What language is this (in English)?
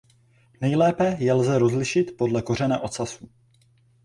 Czech